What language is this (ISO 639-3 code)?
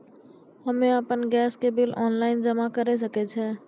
mai